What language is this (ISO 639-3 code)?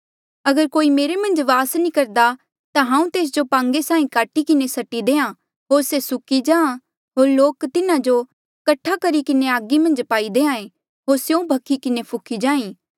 mjl